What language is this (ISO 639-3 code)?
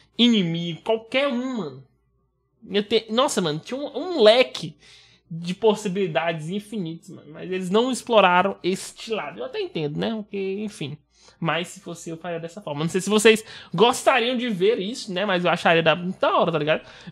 por